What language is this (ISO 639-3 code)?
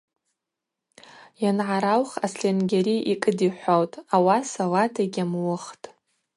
abq